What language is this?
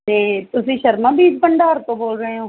Punjabi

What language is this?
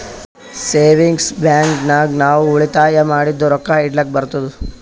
Kannada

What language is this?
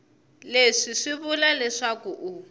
Tsonga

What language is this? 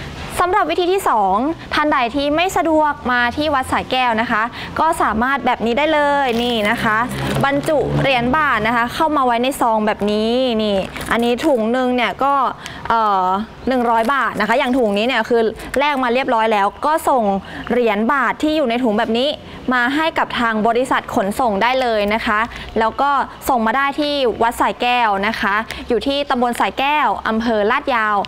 Thai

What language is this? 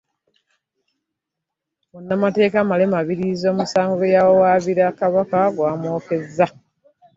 Ganda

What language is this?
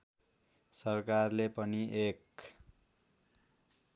Nepali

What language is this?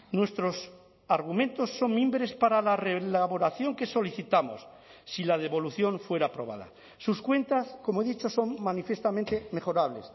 Spanish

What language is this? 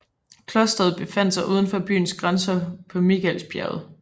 Danish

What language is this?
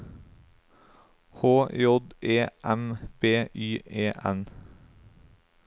Norwegian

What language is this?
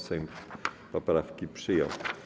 Polish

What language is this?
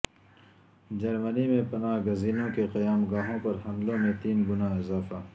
Urdu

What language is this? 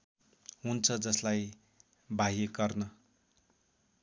Nepali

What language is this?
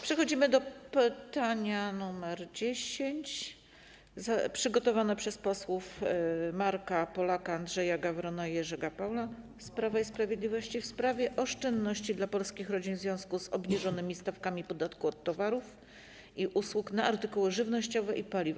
Polish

